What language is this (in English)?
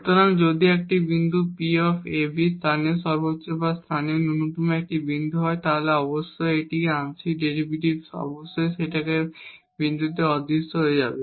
Bangla